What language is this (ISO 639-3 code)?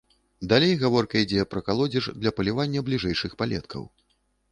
bel